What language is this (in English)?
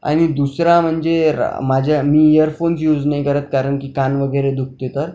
Marathi